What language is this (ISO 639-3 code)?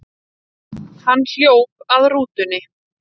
isl